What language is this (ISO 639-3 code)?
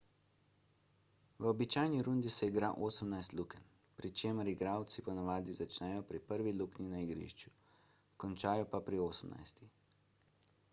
slv